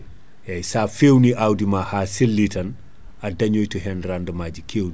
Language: Fula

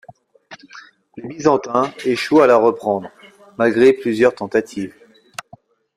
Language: French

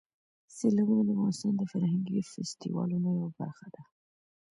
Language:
Pashto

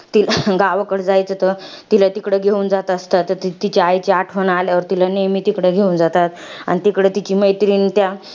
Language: Marathi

